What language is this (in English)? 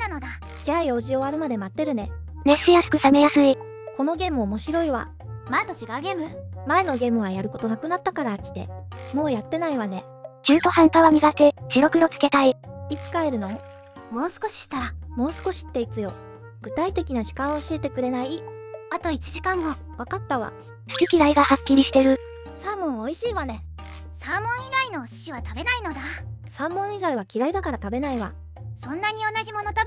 Japanese